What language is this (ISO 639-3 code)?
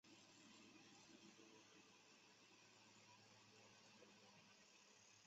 zho